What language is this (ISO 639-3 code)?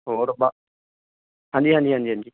pan